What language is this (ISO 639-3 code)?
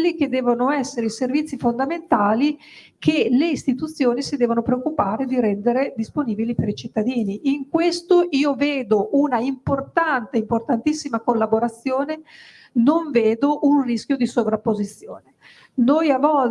ita